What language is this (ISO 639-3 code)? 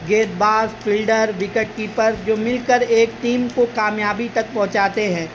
urd